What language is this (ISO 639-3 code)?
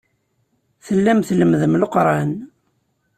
kab